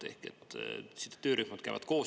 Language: Estonian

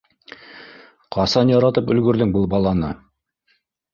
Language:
Bashkir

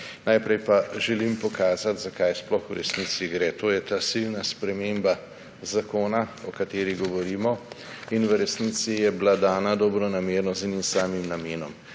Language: Slovenian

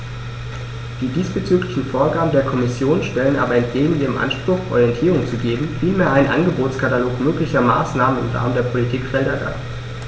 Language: German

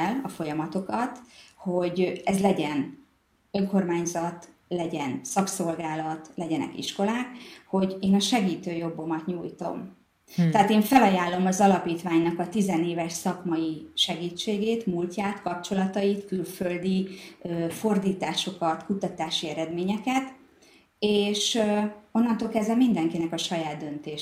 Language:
Hungarian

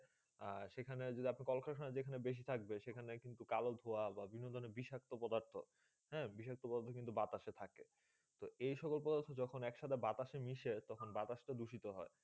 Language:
Bangla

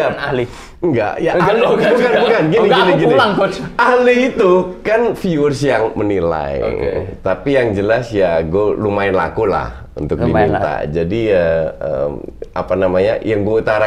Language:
Indonesian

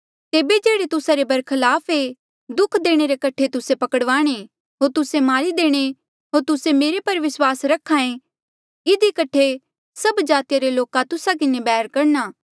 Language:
Mandeali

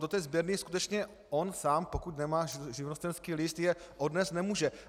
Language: Czech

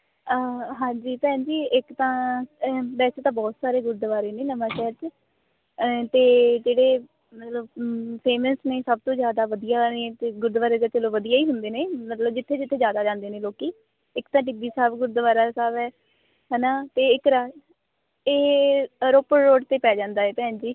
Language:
Punjabi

